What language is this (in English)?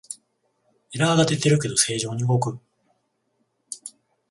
Japanese